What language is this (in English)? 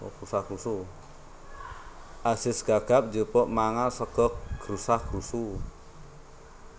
Javanese